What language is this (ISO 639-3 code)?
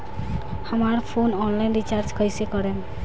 bho